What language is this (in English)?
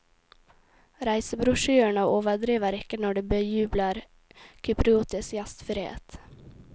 Norwegian